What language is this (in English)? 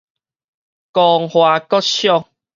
Min Nan Chinese